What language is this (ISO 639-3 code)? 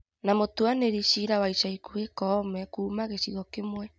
kik